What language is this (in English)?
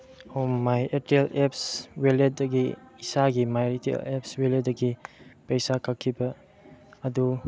Manipuri